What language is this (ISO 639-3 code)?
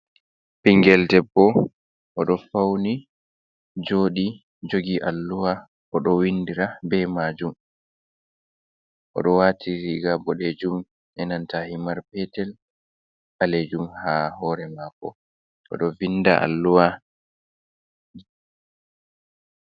ful